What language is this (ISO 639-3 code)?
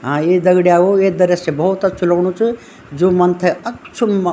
gbm